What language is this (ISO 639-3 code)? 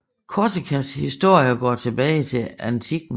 dan